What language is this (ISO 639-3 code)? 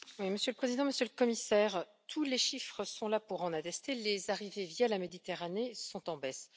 fra